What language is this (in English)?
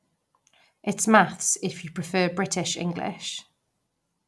English